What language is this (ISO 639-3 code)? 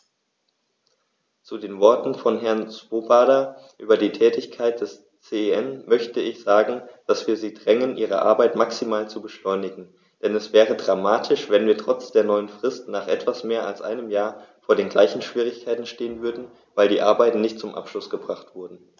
deu